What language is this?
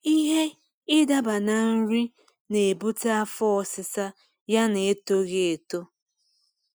Igbo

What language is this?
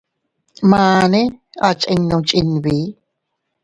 Teutila Cuicatec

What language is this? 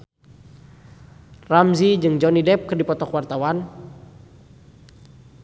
Sundanese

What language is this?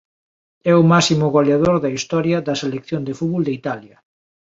Galician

